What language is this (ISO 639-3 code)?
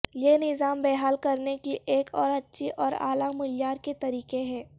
urd